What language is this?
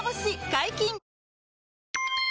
Japanese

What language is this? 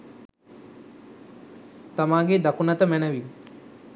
Sinhala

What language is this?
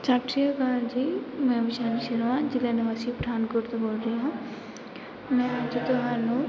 Punjabi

